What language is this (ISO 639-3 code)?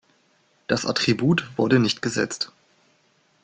deu